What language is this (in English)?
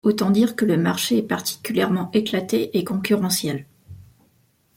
French